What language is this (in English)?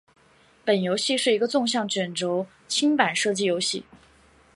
Chinese